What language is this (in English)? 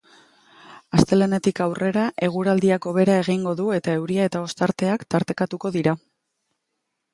Basque